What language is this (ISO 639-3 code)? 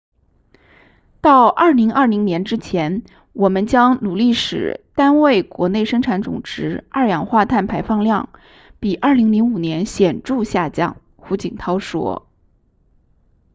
zho